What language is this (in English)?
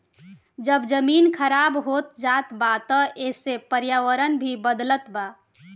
Bhojpuri